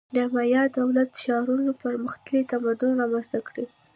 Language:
Pashto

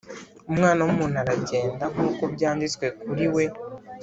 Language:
Kinyarwanda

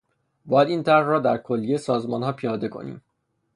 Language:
Persian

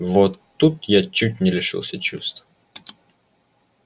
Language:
Russian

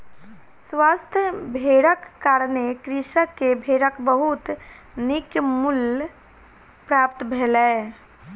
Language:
Maithili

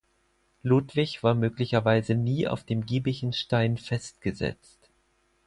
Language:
German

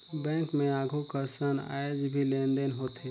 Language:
Chhattisgarhi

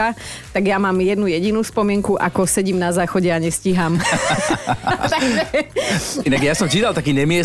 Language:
Slovak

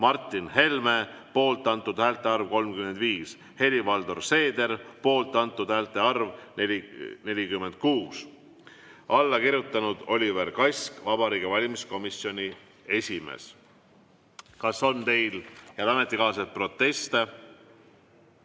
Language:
Estonian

